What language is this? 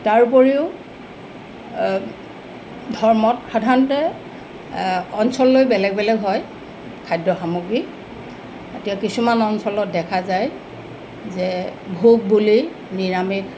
Assamese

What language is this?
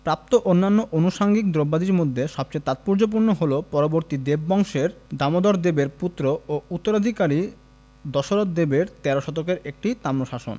Bangla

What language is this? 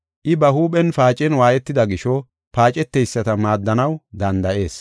Gofa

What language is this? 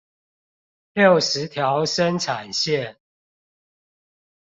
Chinese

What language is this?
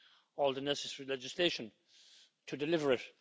English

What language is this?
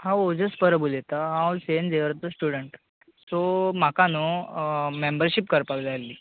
Konkani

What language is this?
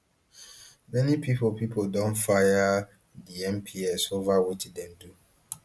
Nigerian Pidgin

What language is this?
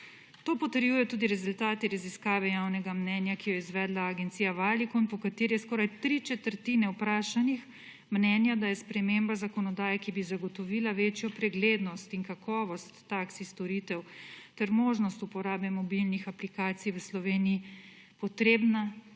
Slovenian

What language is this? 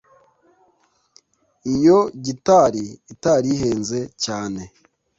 Kinyarwanda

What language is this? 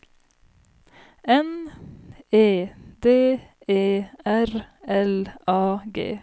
Swedish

